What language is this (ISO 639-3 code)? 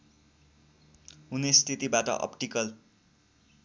nep